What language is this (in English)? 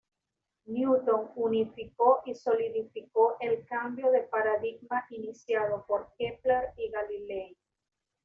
Spanish